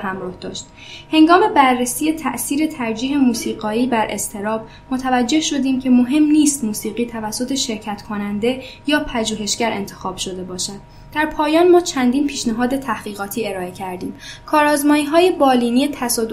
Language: Persian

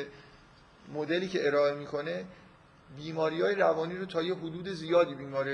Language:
Persian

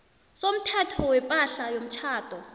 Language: South Ndebele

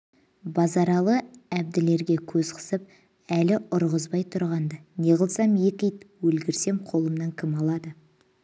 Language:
Kazakh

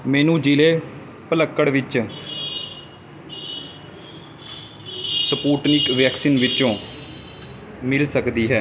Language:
Punjabi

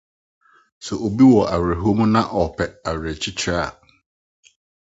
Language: Akan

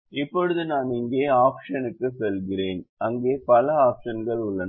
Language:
Tamil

